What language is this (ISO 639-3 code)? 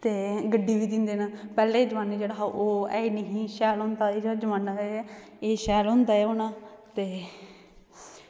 doi